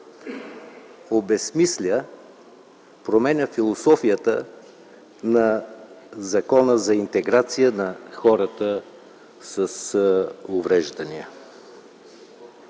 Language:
Bulgarian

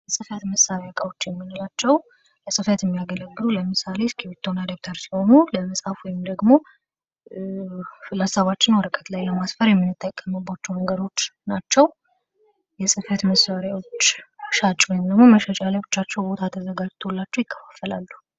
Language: Amharic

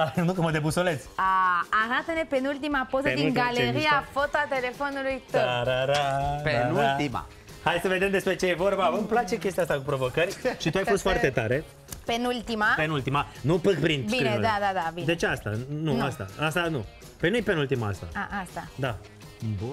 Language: Romanian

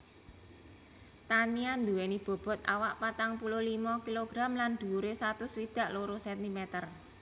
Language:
Javanese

